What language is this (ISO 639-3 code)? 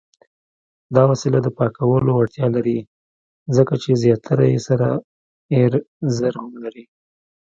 pus